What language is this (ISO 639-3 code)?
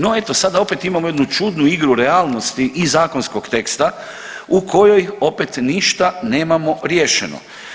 hrv